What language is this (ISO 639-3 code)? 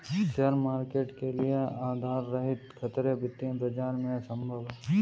hin